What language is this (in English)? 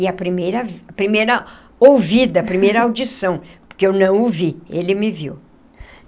Portuguese